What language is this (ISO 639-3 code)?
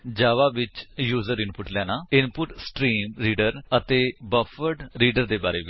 pan